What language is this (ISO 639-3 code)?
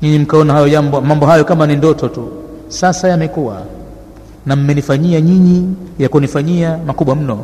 swa